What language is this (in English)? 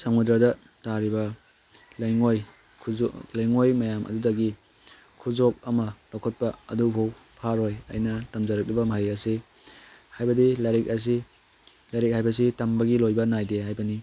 Manipuri